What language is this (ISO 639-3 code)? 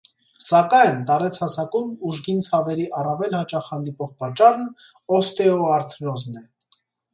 hye